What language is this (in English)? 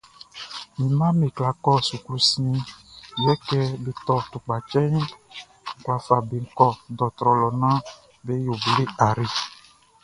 Baoulé